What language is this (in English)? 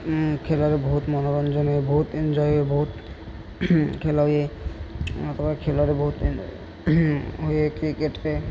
Odia